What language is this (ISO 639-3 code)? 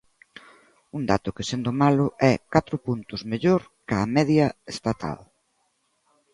glg